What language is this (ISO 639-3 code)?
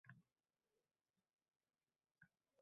uzb